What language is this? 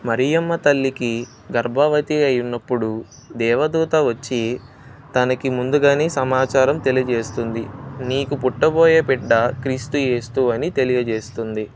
Telugu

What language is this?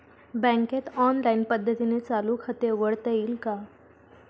Marathi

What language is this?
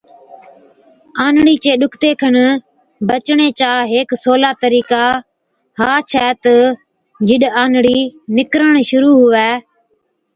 Od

